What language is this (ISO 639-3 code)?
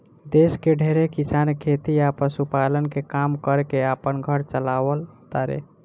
bho